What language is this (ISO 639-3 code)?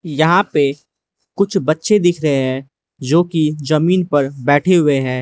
hin